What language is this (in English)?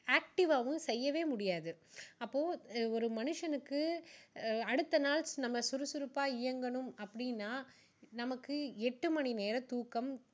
Tamil